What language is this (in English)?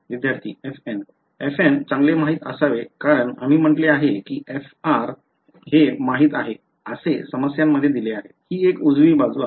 Marathi